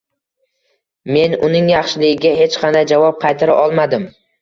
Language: Uzbek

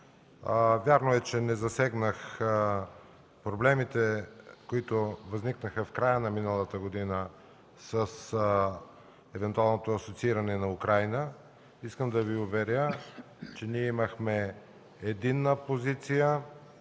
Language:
Bulgarian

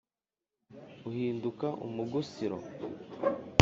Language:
Kinyarwanda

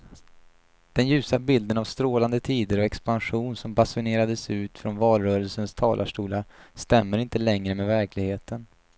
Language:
Swedish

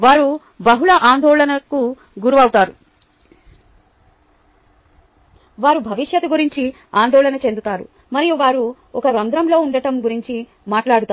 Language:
Telugu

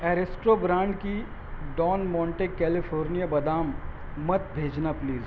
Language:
Urdu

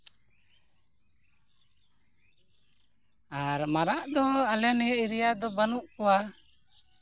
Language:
Santali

